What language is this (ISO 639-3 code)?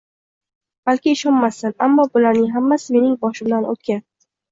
uzb